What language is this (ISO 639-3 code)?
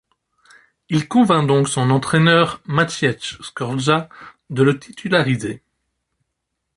fra